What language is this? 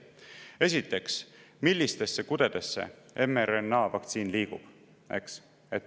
Estonian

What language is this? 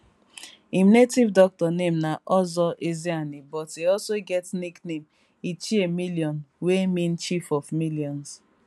Nigerian Pidgin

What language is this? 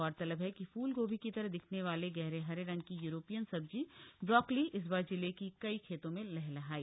Hindi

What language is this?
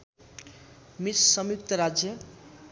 Nepali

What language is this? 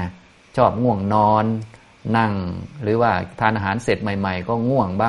Thai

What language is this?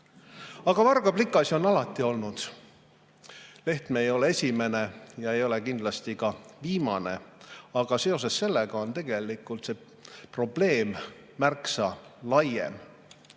Estonian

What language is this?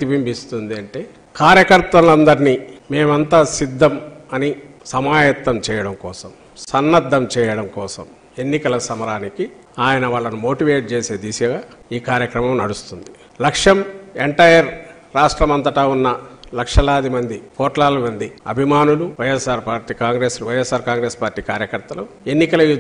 Telugu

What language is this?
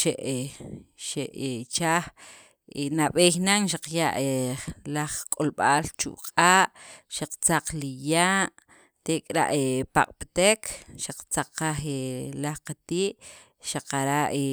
Sacapulteco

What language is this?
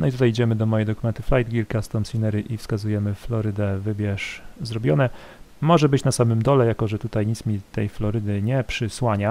Polish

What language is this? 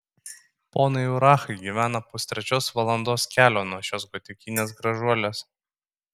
Lithuanian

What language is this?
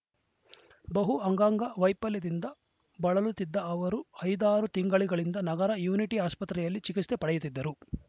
Kannada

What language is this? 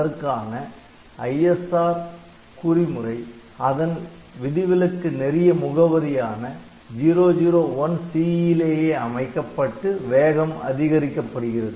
Tamil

